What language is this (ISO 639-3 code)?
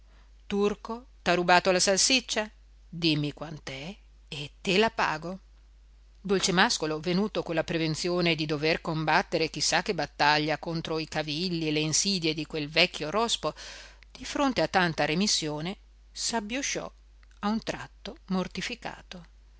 ita